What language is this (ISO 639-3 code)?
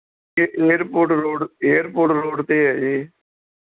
pan